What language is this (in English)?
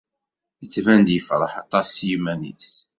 Kabyle